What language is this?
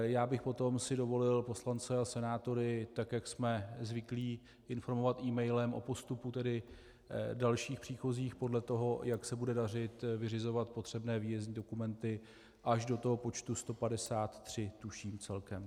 Czech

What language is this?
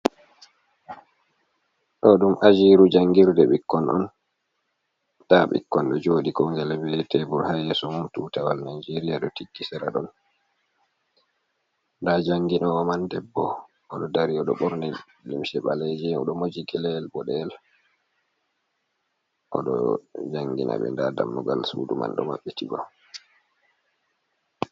Fula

